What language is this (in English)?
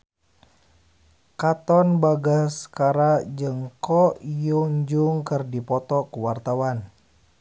Sundanese